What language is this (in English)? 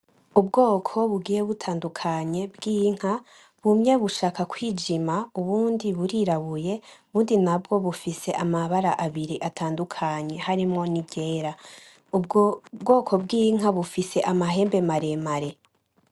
Rundi